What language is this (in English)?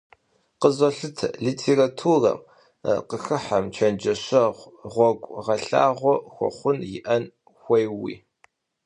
Kabardian